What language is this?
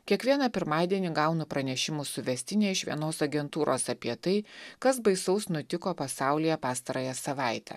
Lithuanian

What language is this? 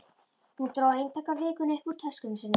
Icelandic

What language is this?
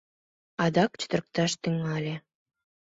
Mari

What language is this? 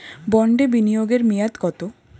Bangla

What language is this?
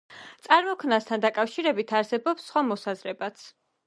Georgian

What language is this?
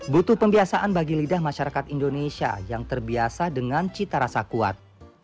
Indonesian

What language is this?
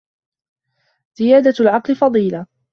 Arabic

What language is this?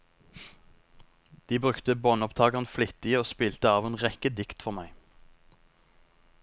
Norwegian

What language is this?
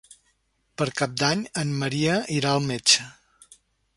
Catalan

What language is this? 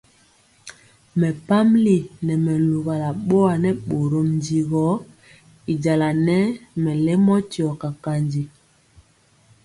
Mpiemo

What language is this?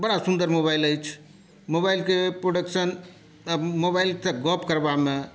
Maithili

